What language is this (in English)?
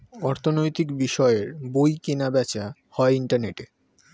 Bangla